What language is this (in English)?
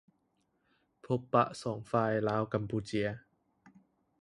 Lao